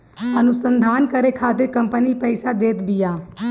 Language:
Bhojpuri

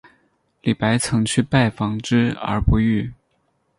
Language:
Chinese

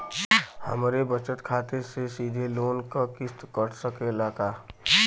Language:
Bhojpuri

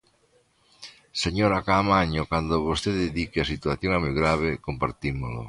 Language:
Galician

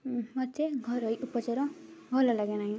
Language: Odia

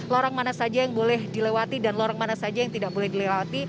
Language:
Indonesian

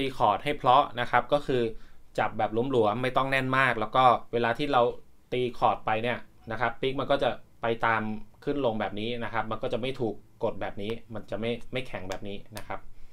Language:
Thai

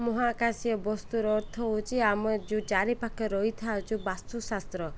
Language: Odia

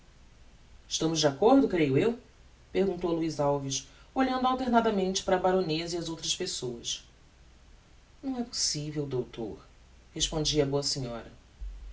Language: Portuguese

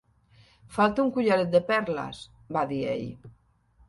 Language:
Catalan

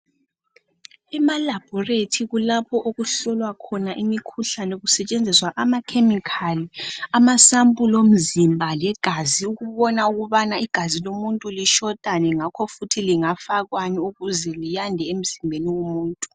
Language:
North Ndebele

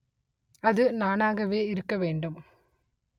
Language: Tamil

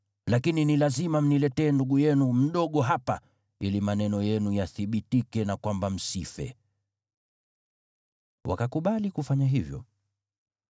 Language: Swahili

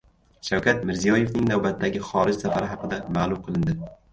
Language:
Uzbek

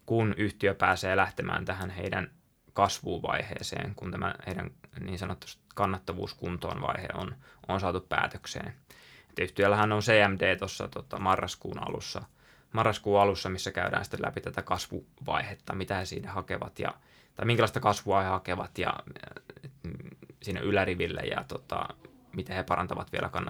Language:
Finnish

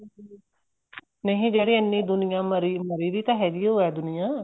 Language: Punjabi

